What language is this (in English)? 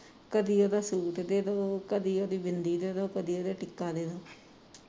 Punjabi